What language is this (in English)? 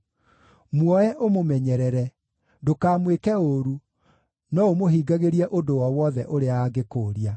Kikuyu